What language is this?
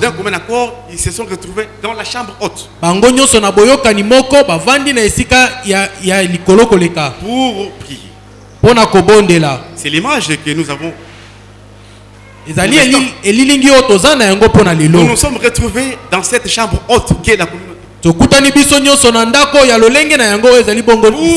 French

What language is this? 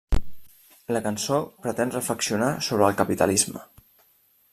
Catalan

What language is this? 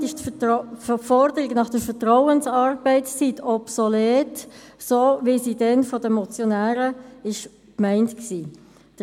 Swiss German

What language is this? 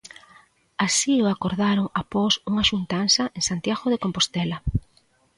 Galician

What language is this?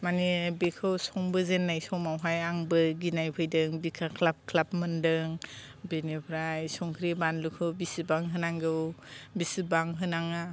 Bodo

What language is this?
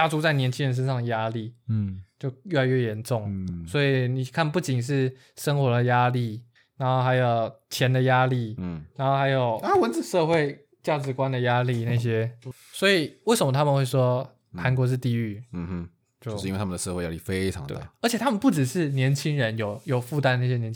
Chinese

